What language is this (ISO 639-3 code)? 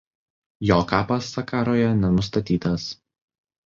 lit